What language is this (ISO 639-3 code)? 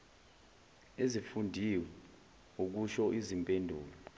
zul